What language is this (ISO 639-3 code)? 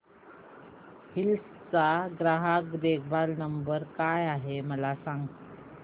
mar